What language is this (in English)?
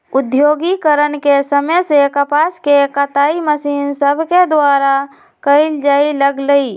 Magahi